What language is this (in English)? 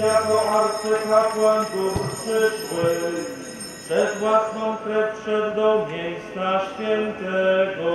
Polish